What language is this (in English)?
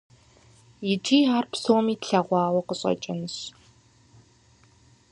Kabardian